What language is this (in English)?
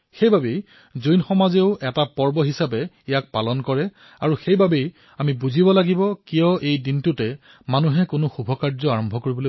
Assamese